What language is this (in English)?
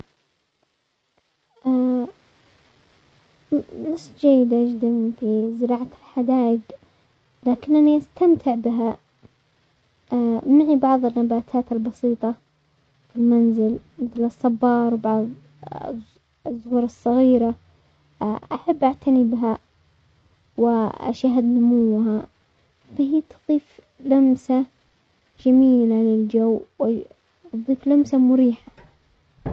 Omani Arabic